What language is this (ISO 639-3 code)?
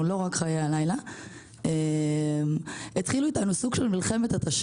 heb